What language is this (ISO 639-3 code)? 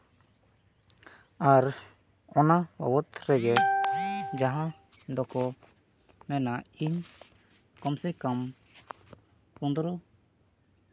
sat